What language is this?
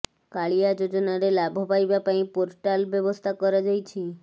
Odia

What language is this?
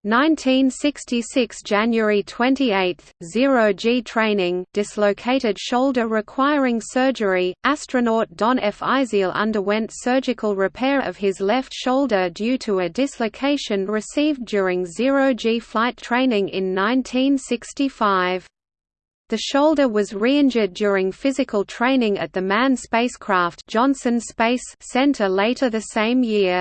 English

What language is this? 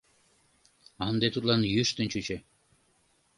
Mari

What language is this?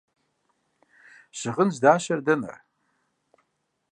Kabardian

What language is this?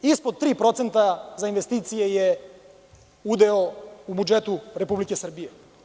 Serbian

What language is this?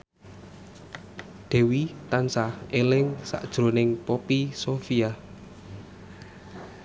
Javanese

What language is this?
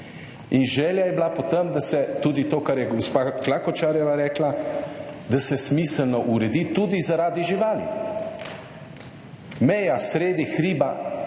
Slovenian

